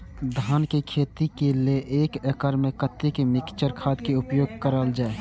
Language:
Maithili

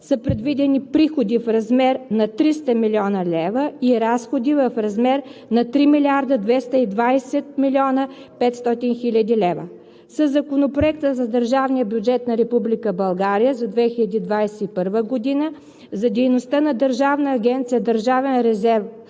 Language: Bulgarian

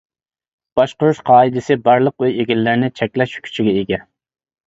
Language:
Uyghur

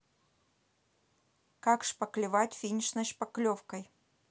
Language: Russian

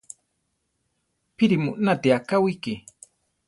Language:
Central Tarahumara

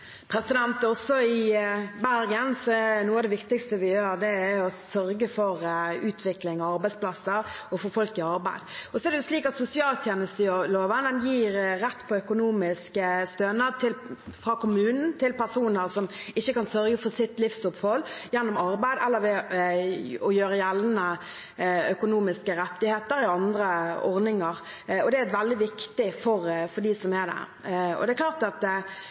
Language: Norwegian Bokmål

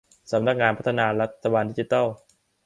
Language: Thai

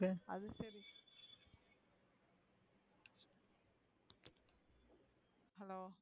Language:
Tamil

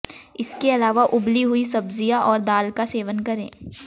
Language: Hindi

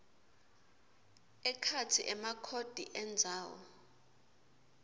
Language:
Swati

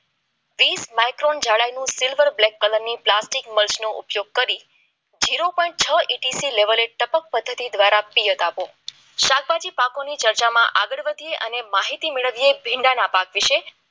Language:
Gujarati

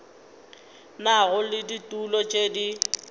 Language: Northern Sotho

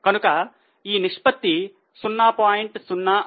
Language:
Telugu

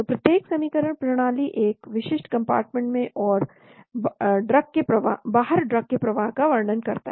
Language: Hindi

